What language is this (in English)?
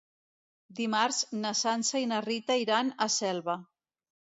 Catalan